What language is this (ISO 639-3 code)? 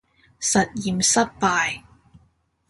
yue